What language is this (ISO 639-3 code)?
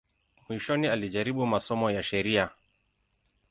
swa